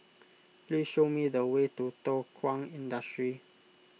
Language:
English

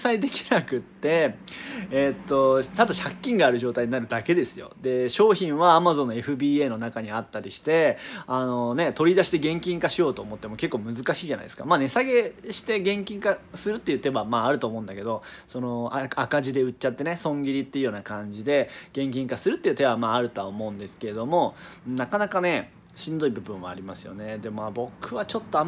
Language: Japanese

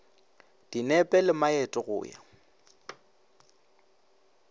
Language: Northern Sotho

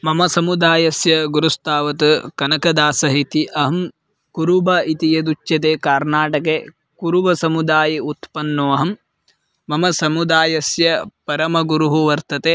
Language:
Sanskrit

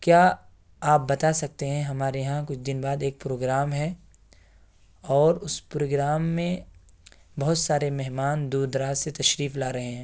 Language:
Urdu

